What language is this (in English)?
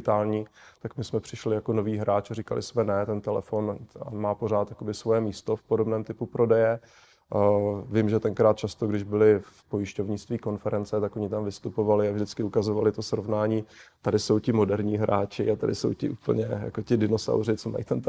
Czech